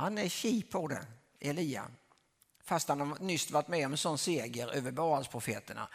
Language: Swedish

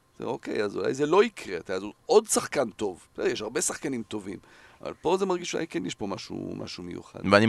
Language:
Hebrew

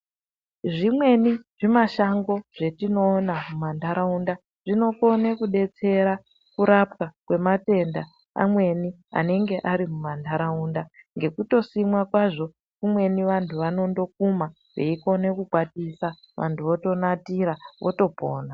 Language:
Ndau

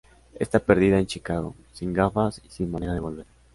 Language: Spanish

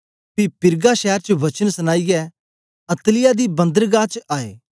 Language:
Dogri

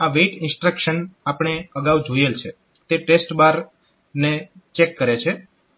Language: Gujarati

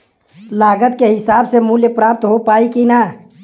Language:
Bhojpuri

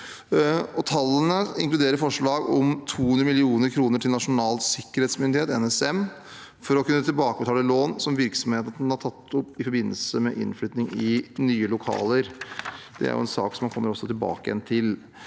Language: Norwegian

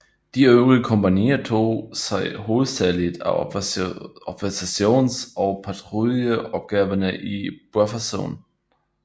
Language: Danish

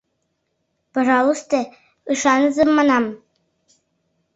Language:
Mari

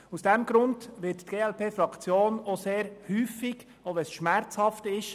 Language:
Swiss German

